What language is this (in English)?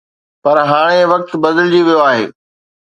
Sindhi